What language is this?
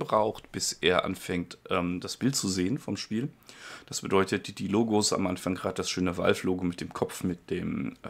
German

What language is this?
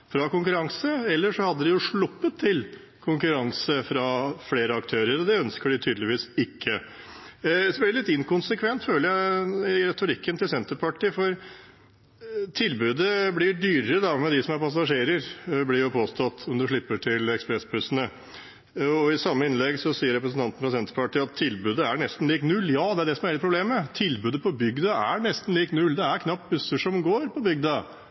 Norwegian Bokmål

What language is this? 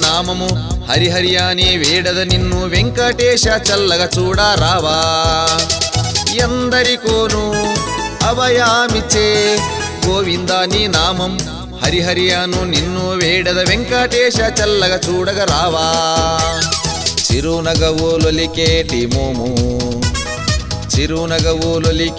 Telugu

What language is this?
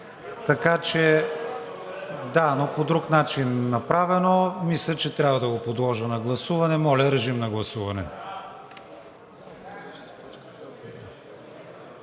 Bulgarian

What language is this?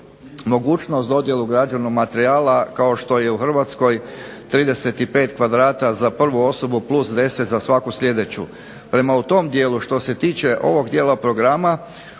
Croatian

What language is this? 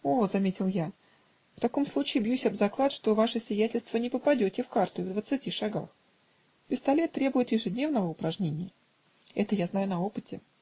Russian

